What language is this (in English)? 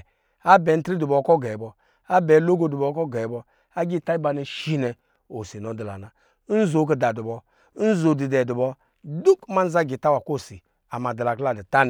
Lijili